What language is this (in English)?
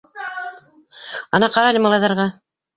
Bashkir